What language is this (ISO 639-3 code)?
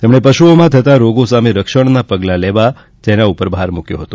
guj